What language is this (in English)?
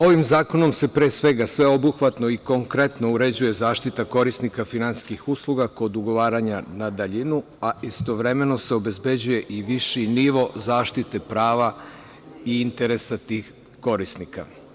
Serbian